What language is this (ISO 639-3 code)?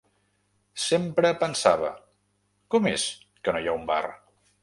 cat